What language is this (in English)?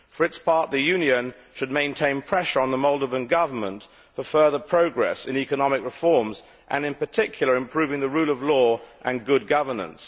English